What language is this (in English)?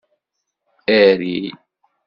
Kabyle